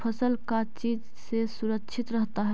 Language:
Magahi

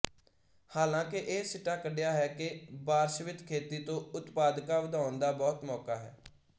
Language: Punjabi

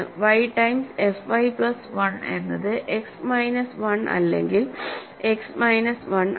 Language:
Malayalam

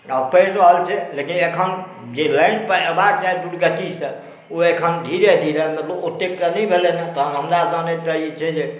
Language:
Maithili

